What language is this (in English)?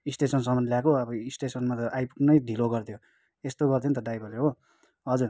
Nepali